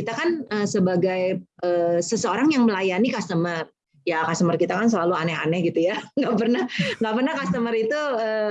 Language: Indonesian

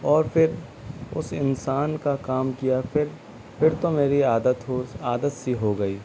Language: Urdu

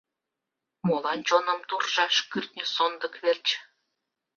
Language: Mari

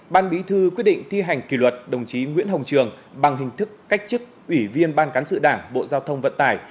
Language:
Vietnamese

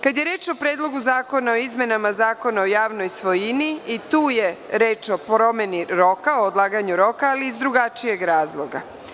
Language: Serbian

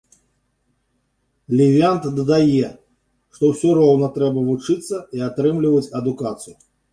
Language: Belarusian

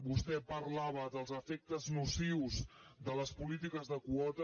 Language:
Catalan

